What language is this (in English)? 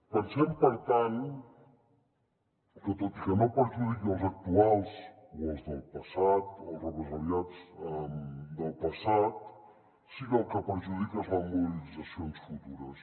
Catalan